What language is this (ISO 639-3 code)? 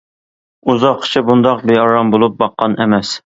uig